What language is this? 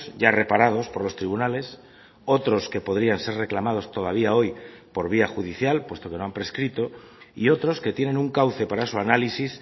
Spanish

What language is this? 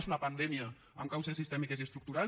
Catalan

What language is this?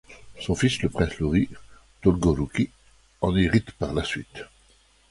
French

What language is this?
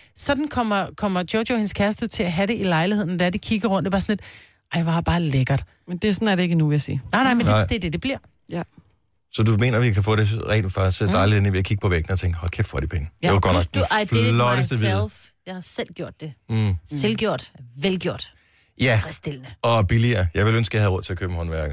Danish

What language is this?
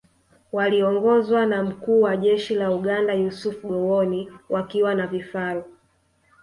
Swahili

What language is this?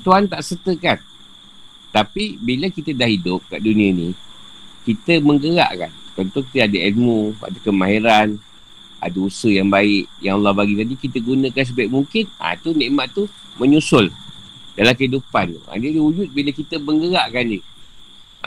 Malay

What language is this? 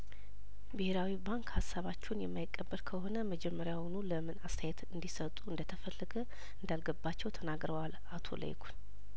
Amharic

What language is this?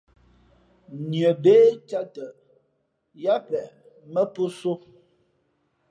Fe'fe'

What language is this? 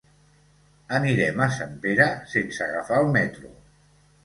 Catalan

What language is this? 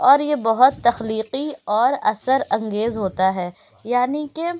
Urdu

